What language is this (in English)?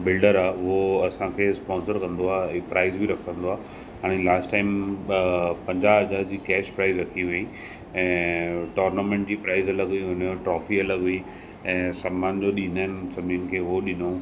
Sindhi